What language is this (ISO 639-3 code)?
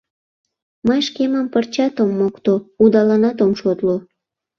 chm